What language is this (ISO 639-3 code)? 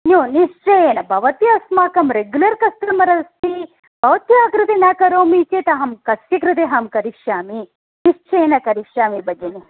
san